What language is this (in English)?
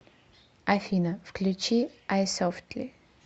Russian